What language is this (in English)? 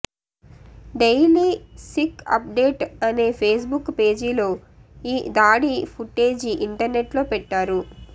Telugu